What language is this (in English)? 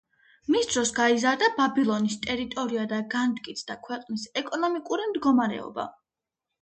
Georgian